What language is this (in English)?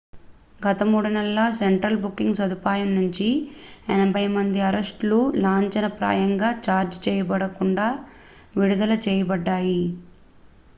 Telugu